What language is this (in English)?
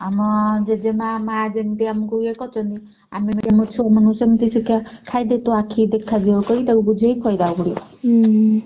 Odia